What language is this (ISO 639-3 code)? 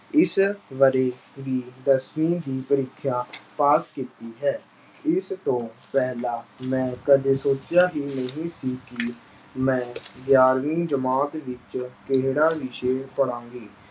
pan